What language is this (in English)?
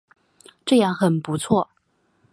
Chinese